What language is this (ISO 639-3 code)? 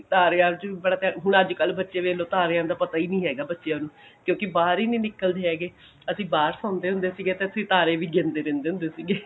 pan